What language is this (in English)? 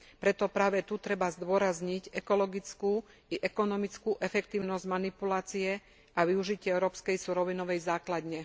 Slovak